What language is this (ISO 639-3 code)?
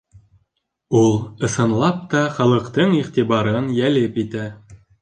bak